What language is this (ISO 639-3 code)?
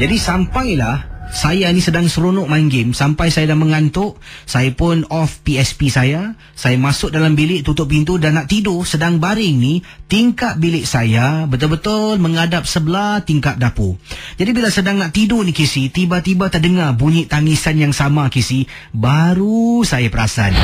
msa